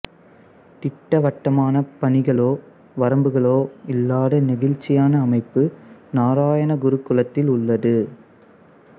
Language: Tamil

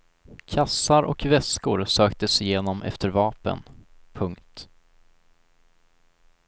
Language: Swedish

